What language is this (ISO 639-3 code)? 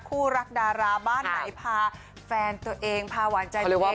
tha